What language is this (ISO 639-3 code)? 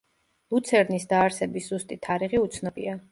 kat